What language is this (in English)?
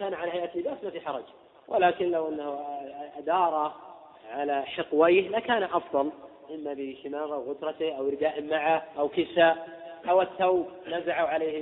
Arabic